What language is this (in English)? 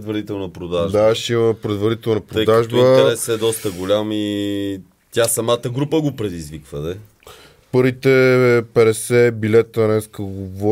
Bulgarian